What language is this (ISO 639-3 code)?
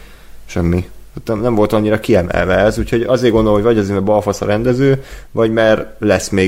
hun